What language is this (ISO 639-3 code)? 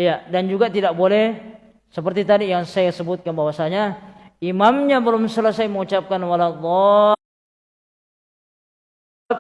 ind